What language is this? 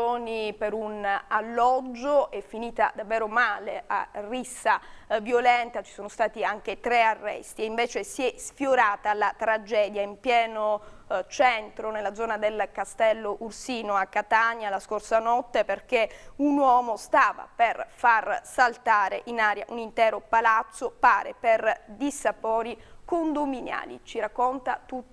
Italian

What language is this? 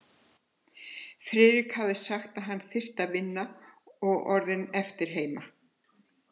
Icelandic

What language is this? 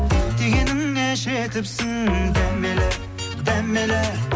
Kazakh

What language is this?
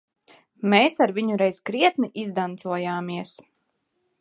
Latvian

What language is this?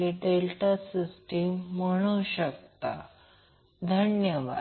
Marathi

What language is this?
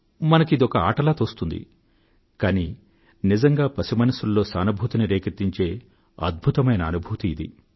Telugu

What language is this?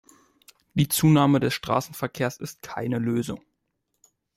German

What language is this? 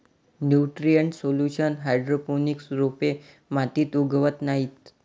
Marathi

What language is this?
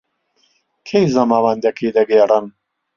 Central Kurdish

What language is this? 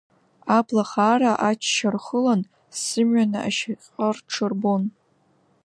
Abkhazian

